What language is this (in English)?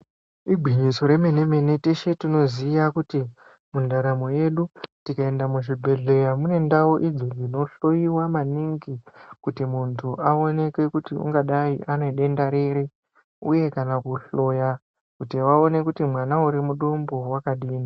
Ndau